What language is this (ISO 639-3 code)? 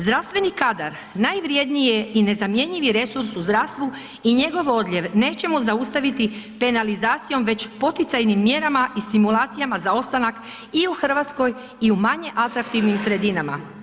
hrv